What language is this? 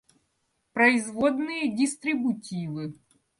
Russian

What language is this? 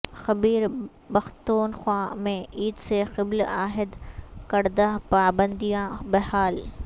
Urdu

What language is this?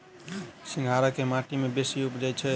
Maithili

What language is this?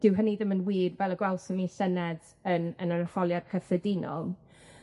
Welsh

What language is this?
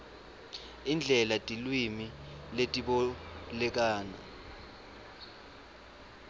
Swati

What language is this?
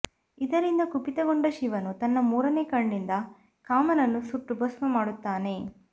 Kannada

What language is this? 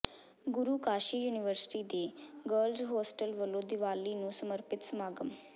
Punjabi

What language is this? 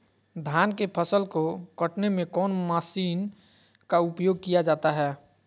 Magahi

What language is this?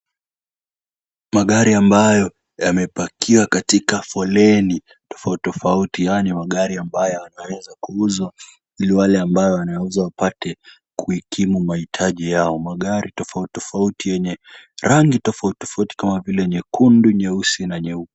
Swahili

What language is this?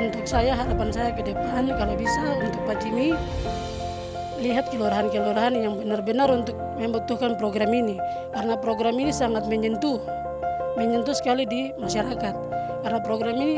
Indonesian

